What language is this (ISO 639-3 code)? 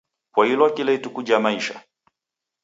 dav